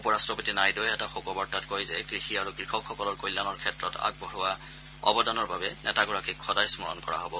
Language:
Assamese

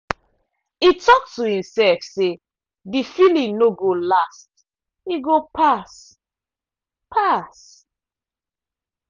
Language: Nigerian Pidgin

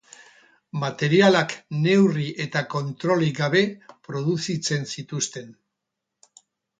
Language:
Basque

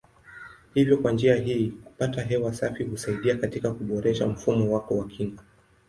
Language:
Swahili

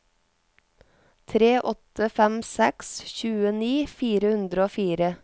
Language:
Norwegian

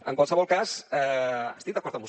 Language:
Catalan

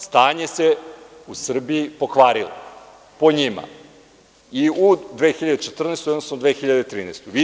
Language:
Serbian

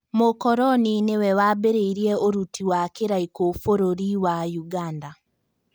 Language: Kikuyu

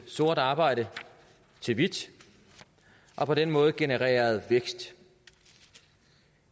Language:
Danish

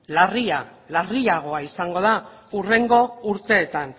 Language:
Basque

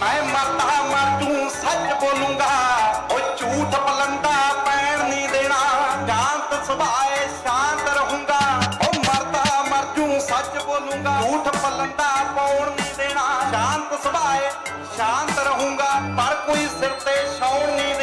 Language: Punjabi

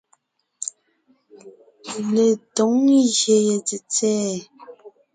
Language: Ngiemboon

